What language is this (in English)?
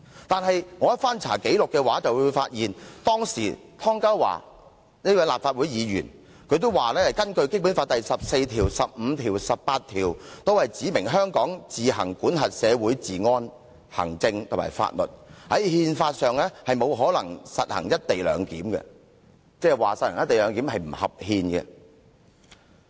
Cantonese